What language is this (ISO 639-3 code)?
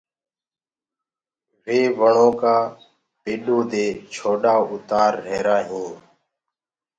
ggg